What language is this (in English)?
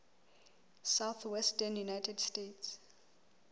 Southern Sotho